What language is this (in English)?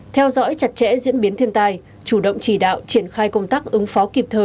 Vietnamese